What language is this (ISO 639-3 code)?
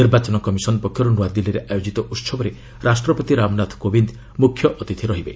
ori